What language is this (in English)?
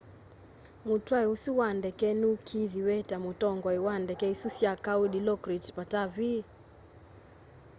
Kamba